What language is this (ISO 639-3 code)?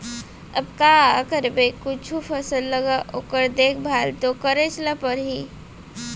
hne